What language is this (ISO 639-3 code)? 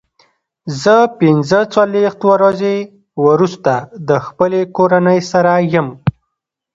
pus